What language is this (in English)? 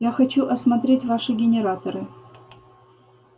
Russian